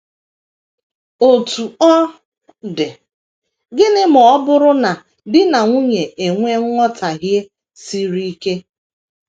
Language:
Igbo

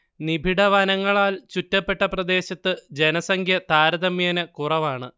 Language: Malayalam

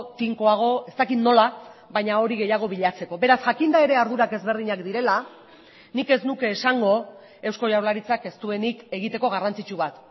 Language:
Basque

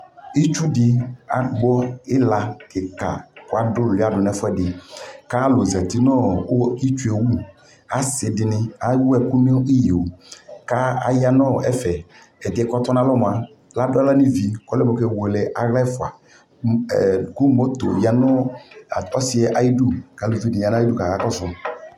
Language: Ikposo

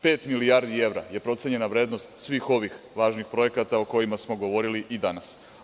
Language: Serbian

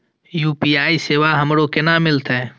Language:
Maithili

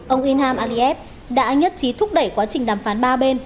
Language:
Vietnamese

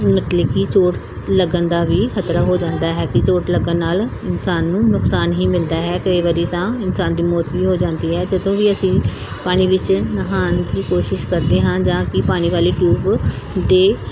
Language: Punjabi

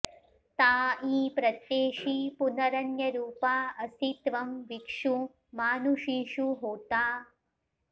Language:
Sanskrit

